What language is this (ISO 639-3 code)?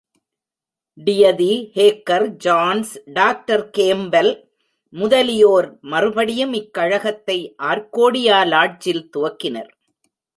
tam